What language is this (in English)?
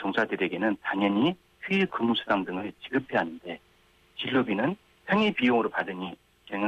Korean